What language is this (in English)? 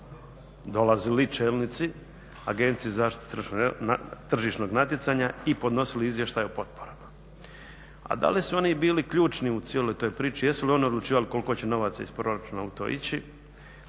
Croatian